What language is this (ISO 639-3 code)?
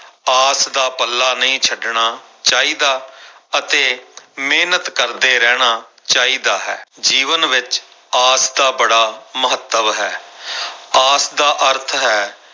pan